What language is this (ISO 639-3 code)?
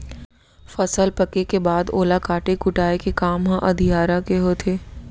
hne